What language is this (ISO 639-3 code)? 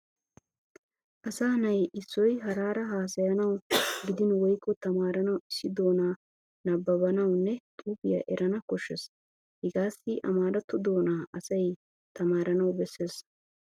wal